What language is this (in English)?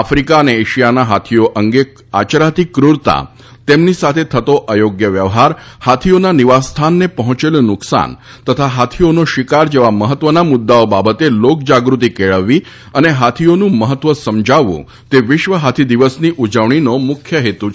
Gujarati